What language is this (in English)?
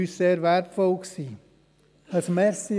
Swiss German